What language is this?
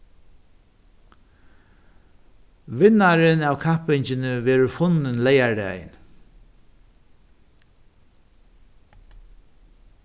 Faroese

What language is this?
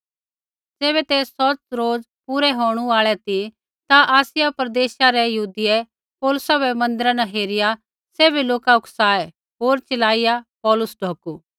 Kullu Pahari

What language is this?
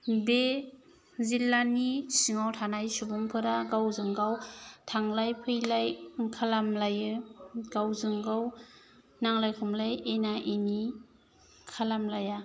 Bodo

